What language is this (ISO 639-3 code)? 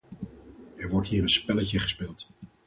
nld